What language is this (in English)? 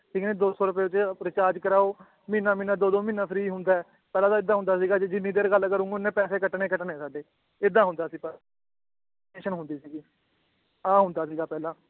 Punjabi